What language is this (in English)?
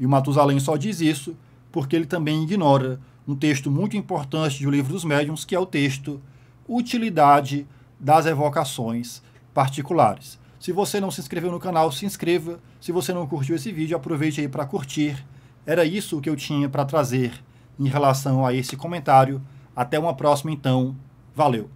Portuguese